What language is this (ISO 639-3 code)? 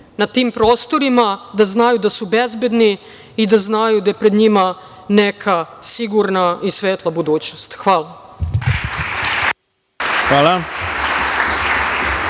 srp